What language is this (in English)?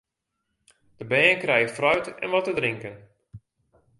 Western Frisian